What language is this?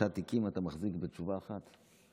Hebrew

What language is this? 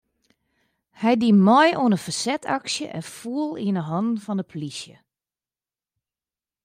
Western Frisian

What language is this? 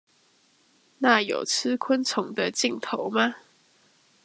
Chinese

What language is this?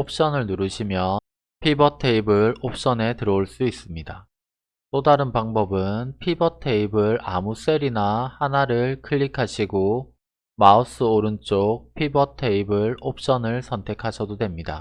Korean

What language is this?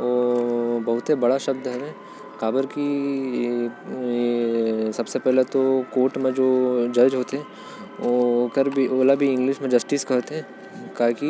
Korwa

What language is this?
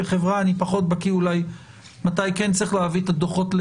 Hebrew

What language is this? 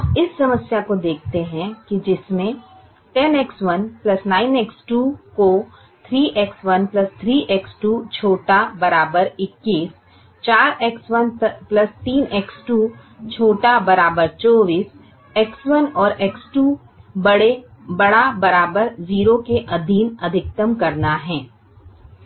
Hindi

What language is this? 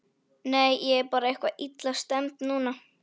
Icelandic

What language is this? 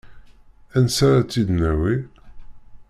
Kabyle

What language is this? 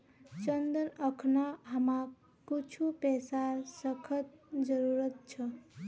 Magahi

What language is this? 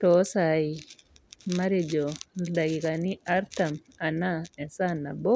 Masai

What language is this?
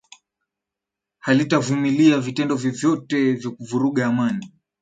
Swahili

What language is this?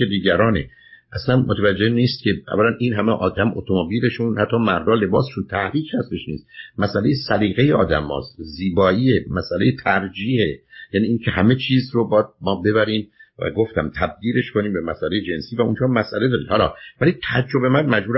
Persian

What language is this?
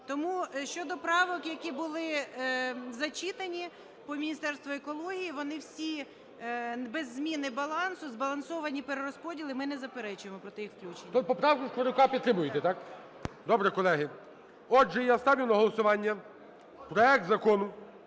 Ukrainian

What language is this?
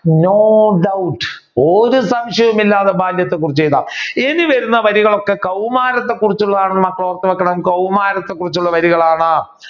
Malayalam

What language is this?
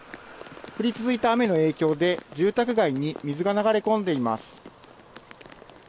Japanese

